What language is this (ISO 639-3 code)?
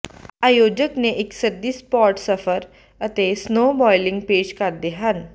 pan